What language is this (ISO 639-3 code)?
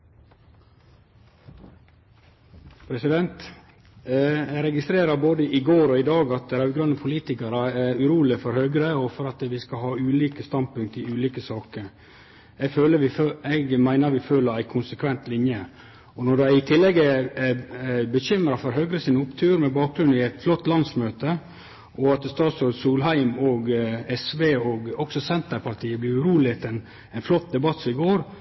nno